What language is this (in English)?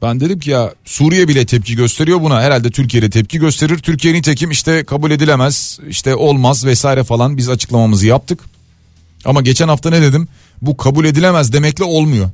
Turkish